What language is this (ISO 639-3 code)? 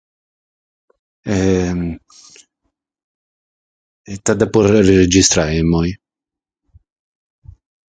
srd